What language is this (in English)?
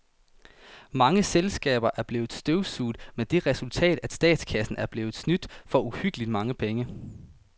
Danish